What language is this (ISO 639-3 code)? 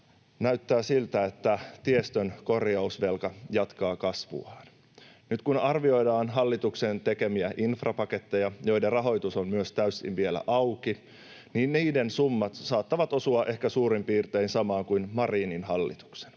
fin